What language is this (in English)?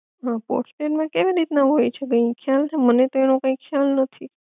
Gujarati